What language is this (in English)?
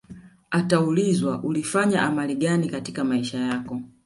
Swahili